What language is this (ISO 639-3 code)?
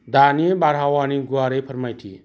brx